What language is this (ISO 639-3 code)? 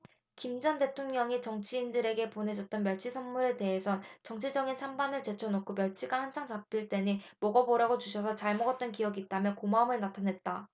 kor